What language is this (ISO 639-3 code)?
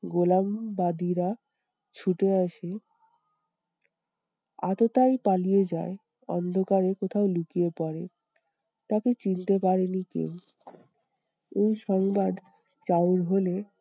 ben